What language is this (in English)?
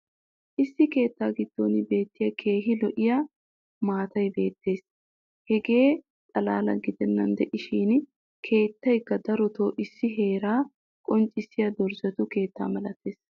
Wolaytta